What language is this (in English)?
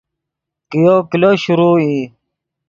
Yidgha